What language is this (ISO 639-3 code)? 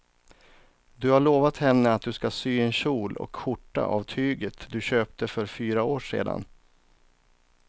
swe